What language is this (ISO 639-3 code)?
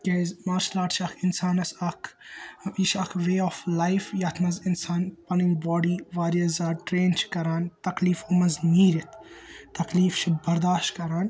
kas